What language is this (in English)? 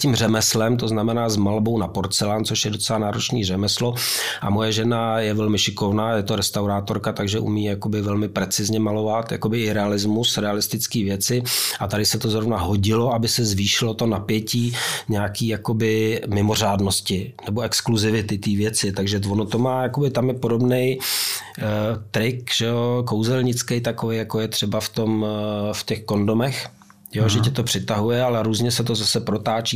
Czech